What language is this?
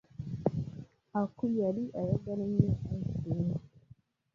Ganda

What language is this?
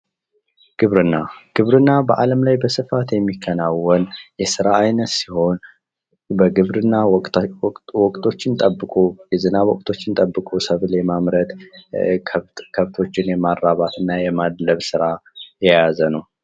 Amharic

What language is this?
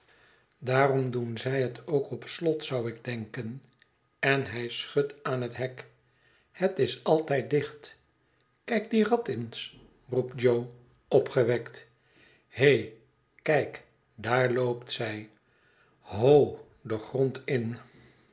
Dutch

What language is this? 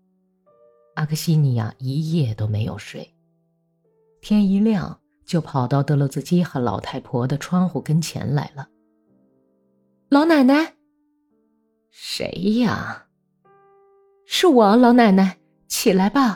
Chinese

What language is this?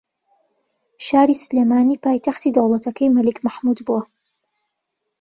Central Kurdish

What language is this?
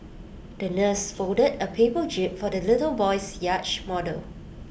English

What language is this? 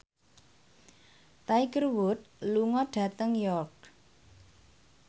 Javanese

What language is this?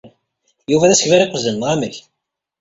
Kabyle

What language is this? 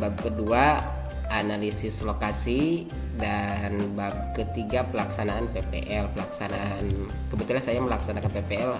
Indonesian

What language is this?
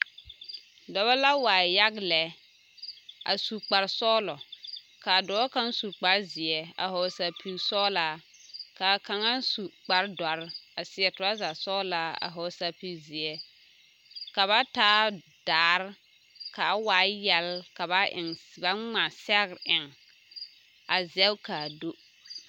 Southern Dagaare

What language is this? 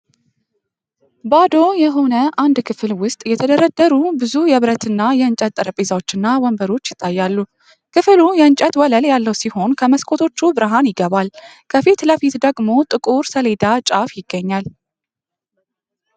Amharic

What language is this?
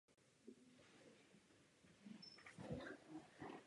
Czech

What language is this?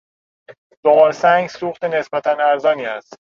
Persian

